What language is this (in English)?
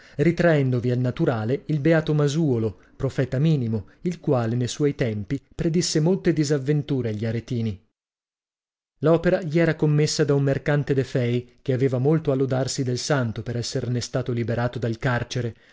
Italian